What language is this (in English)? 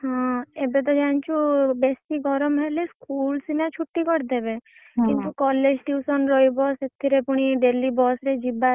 Odia